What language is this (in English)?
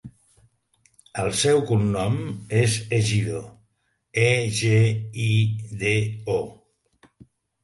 Catalan